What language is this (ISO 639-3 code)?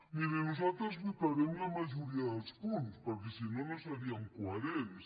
cat